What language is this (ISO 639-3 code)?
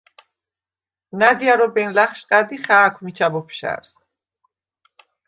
sva